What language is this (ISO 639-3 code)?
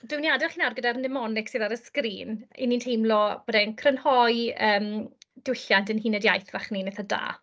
cym